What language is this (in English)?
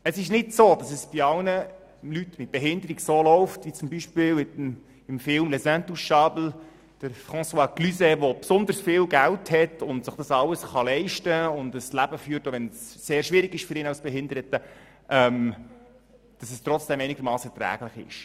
Swiss German